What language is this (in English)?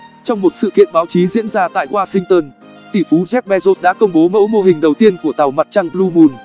Vietnamese